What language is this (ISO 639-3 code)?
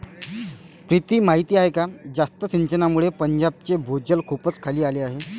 mar